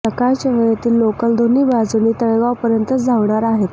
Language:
Marathi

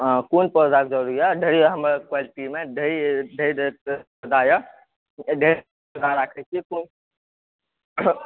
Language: Maithili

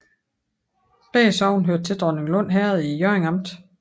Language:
Danish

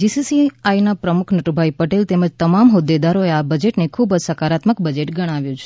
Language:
Gujarati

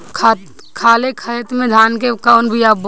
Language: Bhojpuri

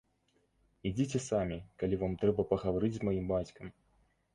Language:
Belarusian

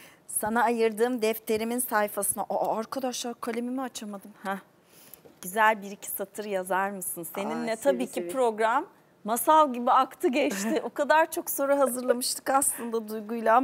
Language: Turkish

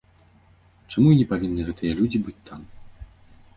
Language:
Belarusian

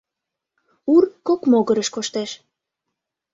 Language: Mari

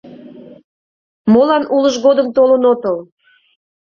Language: Mari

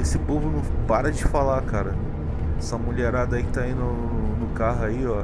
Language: Portuguese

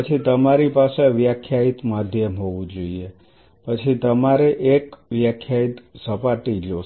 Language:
Gujarati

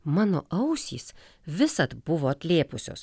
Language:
Lithuanian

